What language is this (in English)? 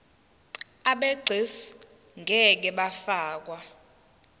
Zulu